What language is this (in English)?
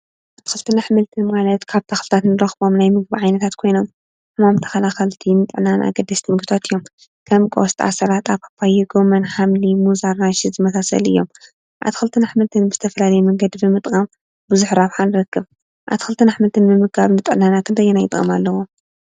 Tigrinya